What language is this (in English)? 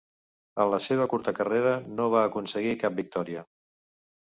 Catalan